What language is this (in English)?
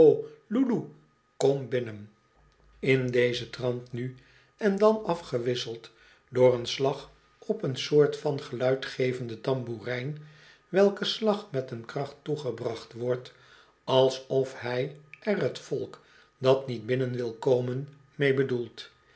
Dutch